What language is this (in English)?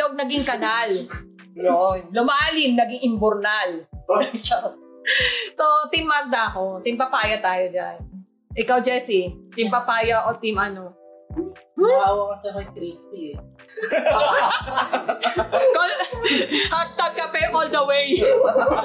Filipino